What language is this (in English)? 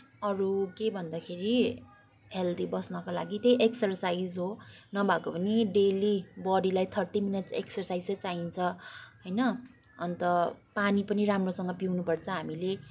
Nepali